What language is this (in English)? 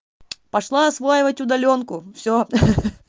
Russian